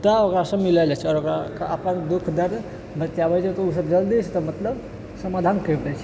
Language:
Maithili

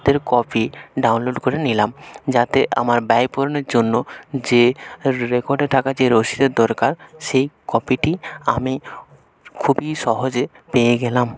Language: Bangla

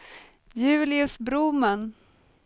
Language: Swedish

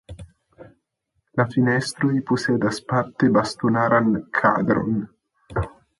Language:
Esperanto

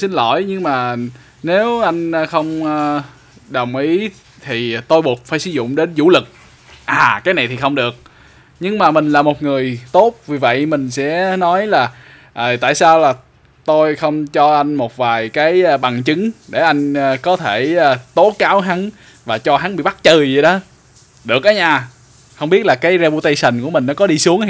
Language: Vietnamese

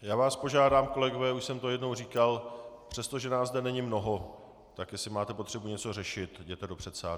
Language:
Czech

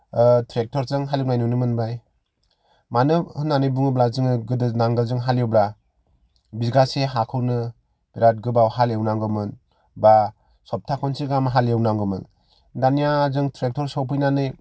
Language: Bodo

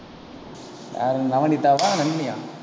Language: Tamil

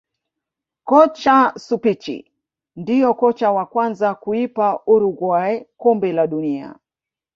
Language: Swahili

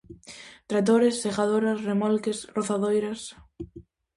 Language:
Galician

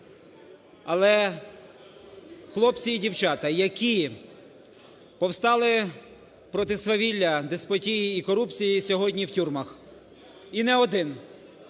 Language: Ukrainian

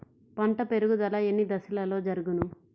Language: Telugu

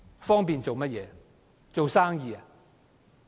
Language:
Cantonese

